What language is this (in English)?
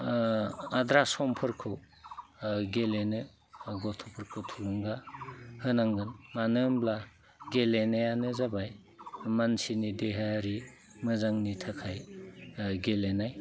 Bodo